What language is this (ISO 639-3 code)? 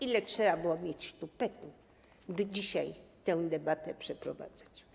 pol